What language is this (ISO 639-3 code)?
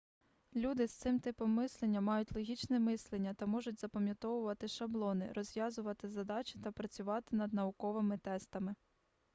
ukr